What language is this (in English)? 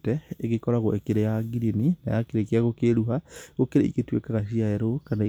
Kikuyu